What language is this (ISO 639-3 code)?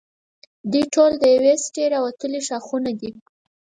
pus